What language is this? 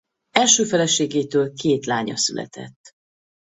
Hungarian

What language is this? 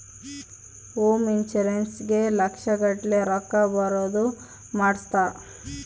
Kannada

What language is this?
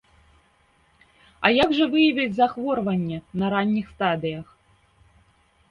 Belarusian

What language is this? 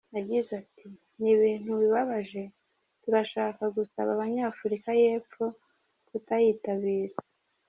Kinyarwanda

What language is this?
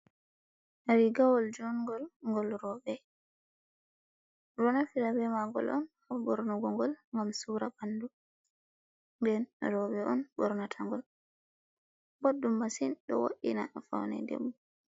Fula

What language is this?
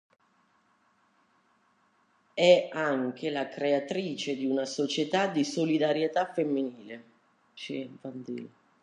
Italian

